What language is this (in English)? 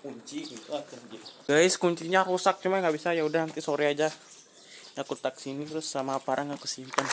Indonesian